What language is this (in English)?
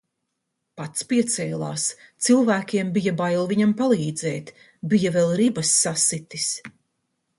Latvian